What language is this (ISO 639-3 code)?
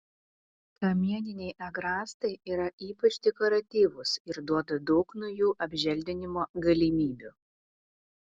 lit